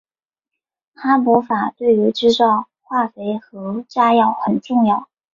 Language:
Chinese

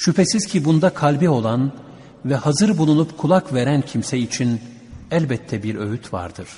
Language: Turkish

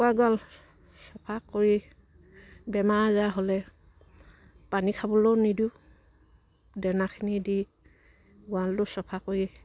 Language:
Assamese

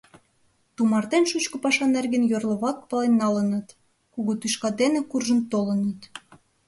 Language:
Mari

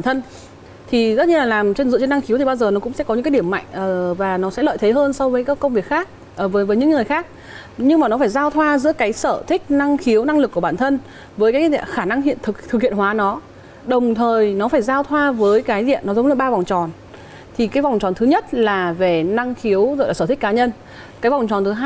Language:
Vietnamese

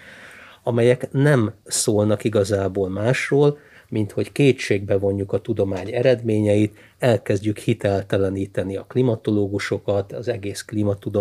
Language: Hungarian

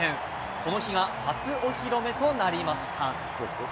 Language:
Japanese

